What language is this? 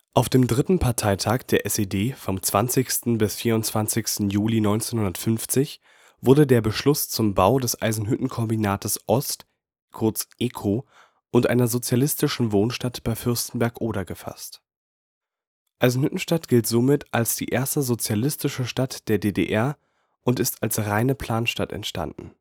German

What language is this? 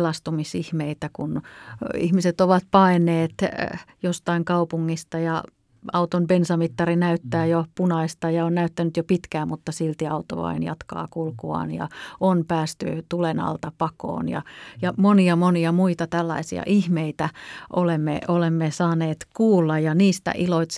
Finnish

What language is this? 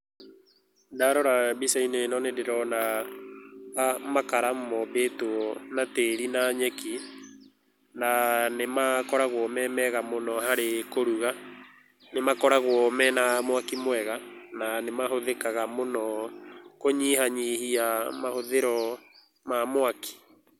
Kikuyu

